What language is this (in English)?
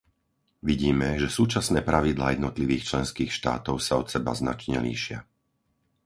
Slovak